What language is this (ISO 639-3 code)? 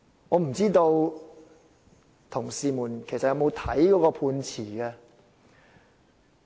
yue